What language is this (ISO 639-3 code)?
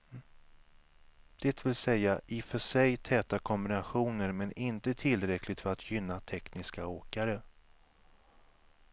swe